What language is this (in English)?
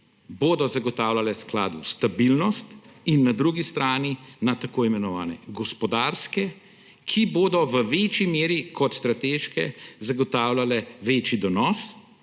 Slovenian